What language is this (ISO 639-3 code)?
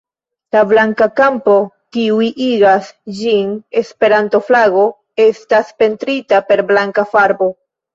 epo